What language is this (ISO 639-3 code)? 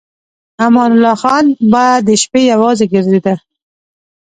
pus